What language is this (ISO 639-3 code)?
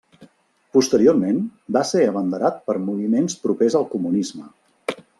cat